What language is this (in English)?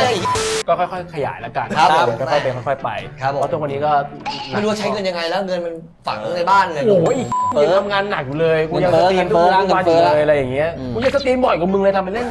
Thai